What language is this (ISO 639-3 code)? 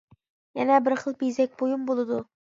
uig